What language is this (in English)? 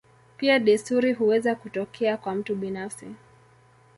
Swahili